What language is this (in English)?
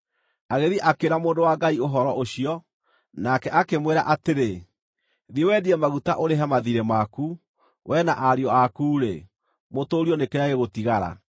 Kikuyu